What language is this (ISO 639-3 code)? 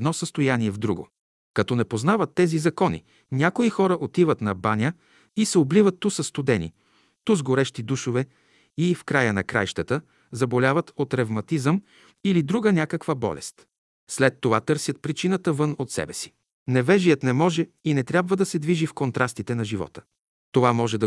bul